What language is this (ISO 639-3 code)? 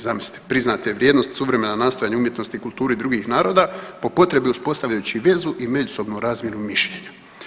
hrv